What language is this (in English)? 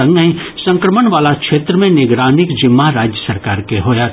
Maithili